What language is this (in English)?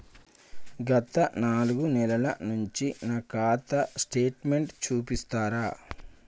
Telugu